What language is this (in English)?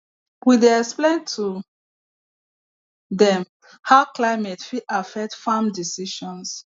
Nigerian Pidgin